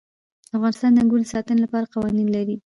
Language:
Pashto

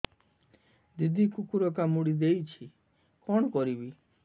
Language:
Odia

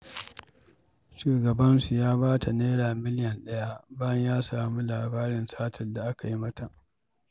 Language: Hausa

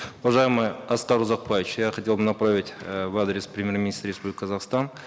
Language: Kazakh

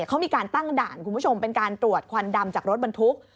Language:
Thai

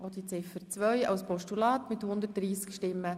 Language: Swiss German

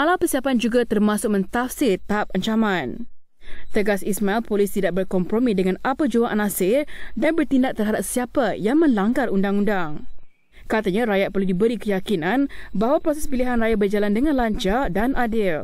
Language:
Malay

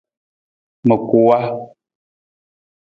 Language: Nawdm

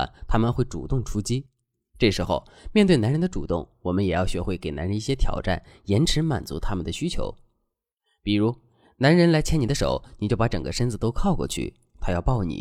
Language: Chinese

